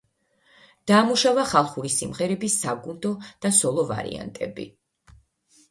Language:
Georgian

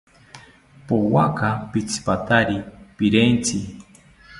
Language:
South Ucayali Ashéninka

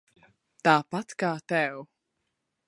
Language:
Latvian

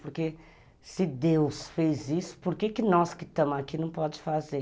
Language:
Portuguese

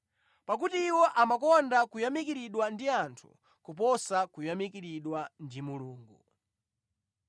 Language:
Nyanja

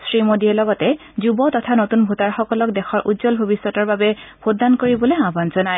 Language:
Assamese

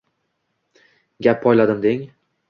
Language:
Uzbek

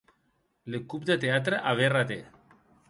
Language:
Occitan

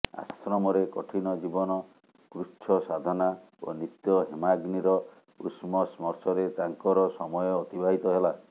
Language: Odia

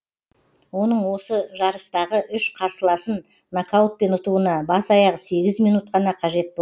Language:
Kazakh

